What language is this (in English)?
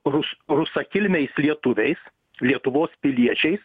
Lithuanian